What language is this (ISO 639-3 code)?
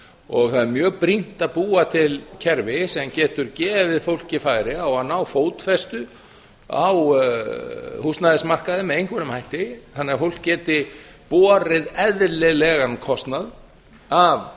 isl